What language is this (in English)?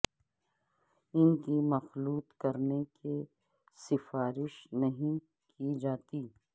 Urdu